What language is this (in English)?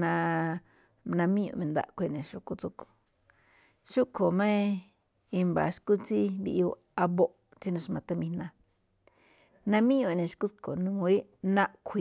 Malinaltepec Me'phaa